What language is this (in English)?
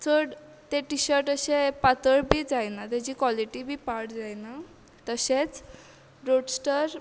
Konkani